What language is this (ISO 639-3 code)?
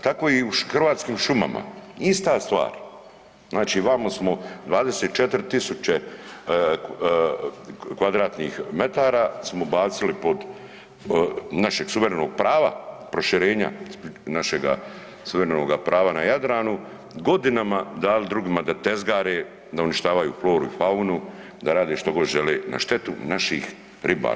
hrv